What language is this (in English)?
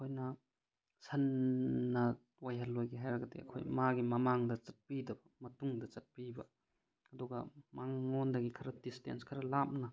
Manipuri